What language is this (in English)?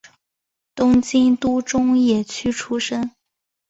Chinese